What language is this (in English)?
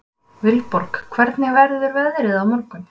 Icelandic